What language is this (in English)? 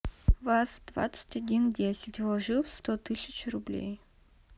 Russian